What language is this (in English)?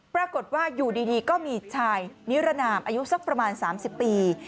Thai